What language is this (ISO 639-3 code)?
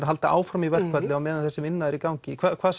isl